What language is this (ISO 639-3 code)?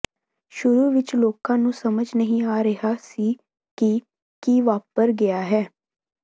pan